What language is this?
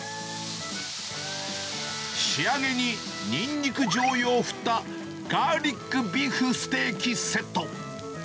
Japanese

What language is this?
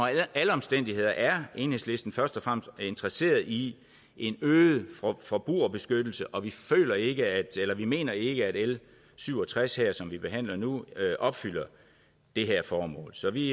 Danish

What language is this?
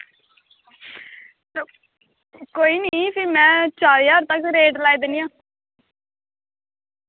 Dogri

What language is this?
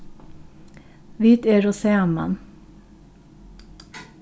Faroese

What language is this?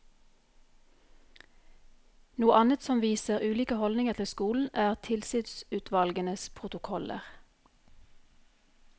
Norwegian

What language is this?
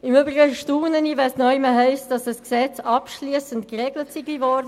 Swiss German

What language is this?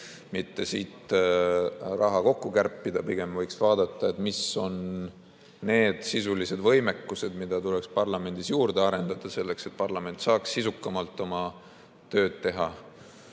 Estonian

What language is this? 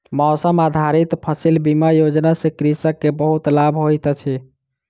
Maithili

